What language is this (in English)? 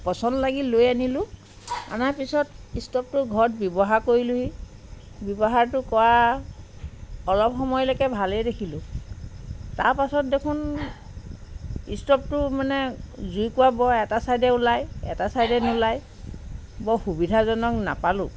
Assamese